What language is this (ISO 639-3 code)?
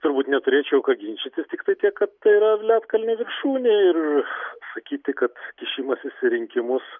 lit